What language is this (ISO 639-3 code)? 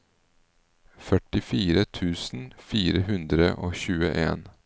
nor